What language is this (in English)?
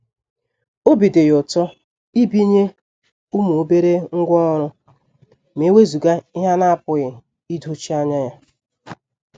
Igbo